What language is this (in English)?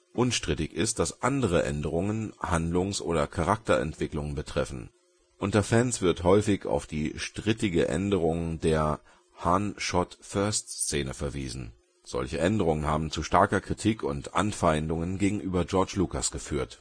German